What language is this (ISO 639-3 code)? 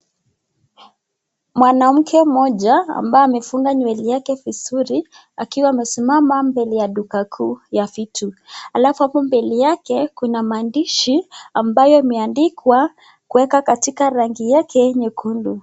swa